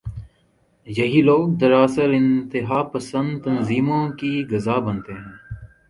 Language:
Urdu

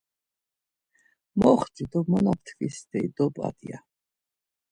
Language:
Laz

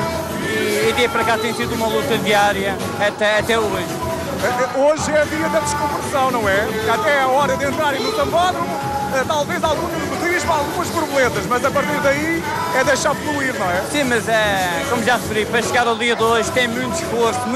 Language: Portuguese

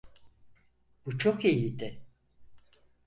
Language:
Turkish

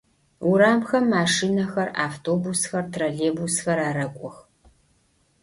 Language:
Adyghe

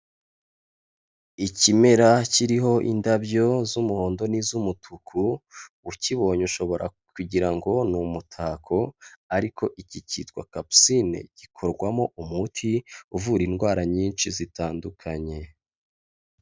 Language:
Kinyarwanda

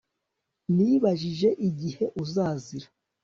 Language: Kinyarwanda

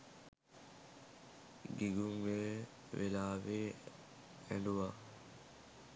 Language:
Sinhala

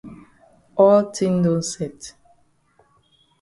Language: Cameroon Pidgin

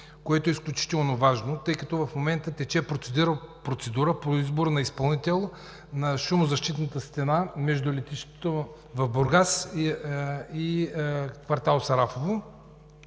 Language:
Bulgarian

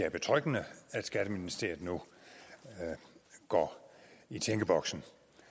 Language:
Danish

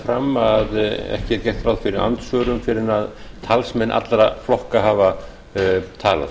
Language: Icelandic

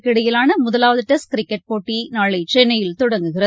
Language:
Tamil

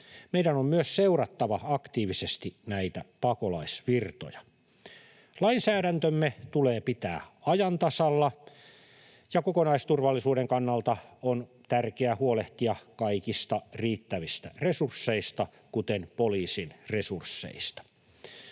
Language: Finnish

